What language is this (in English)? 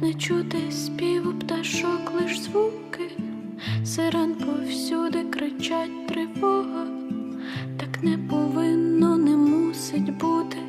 Ukrainian